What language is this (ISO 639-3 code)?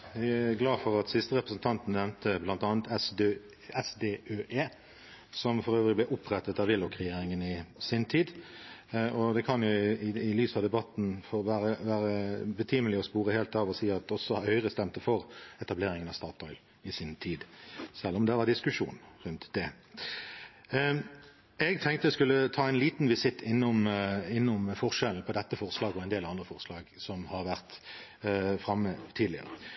nor